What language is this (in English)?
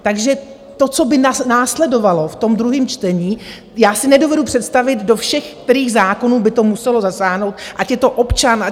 Czech